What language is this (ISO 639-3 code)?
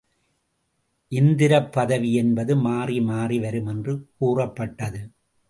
tam